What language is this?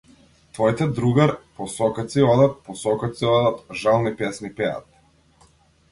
Macedonian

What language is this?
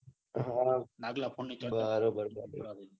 Gujarati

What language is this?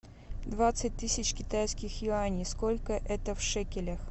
Russian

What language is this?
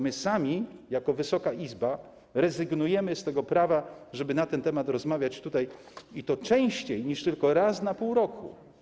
Polish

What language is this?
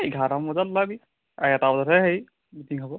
Assamese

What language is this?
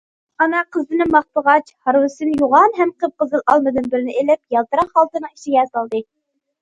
Uyghur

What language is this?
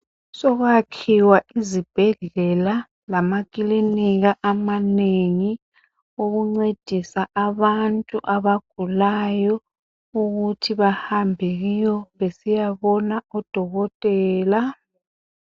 North Ndebele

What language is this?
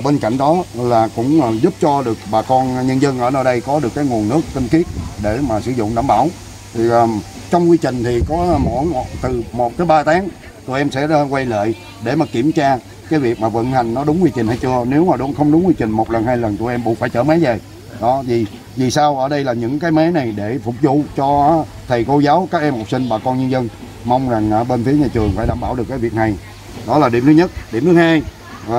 Vietnamese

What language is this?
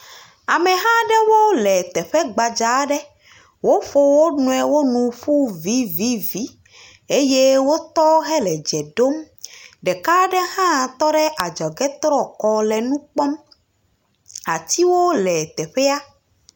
Ewe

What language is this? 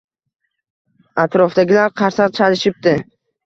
Uzbek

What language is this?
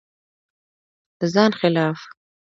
Pashto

